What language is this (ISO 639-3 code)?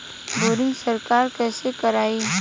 bho